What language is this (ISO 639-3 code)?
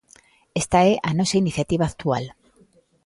glg